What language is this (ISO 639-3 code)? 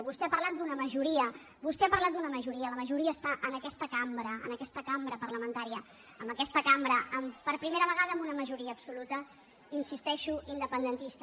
cat